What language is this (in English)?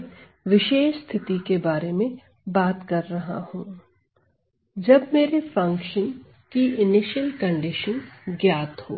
Hindi